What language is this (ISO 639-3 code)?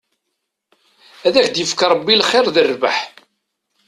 kab